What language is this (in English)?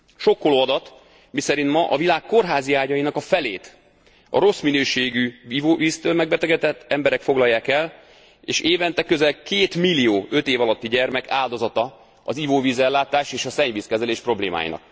Hungarian